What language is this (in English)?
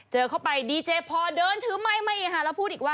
Thai